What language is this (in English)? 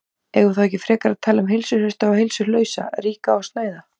Icelandic